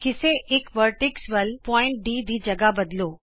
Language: Punjabi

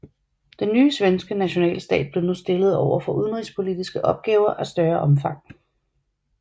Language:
Danish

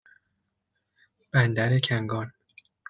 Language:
Persian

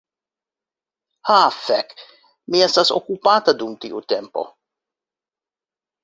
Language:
Esperanto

